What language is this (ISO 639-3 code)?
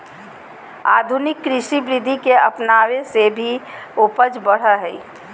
mag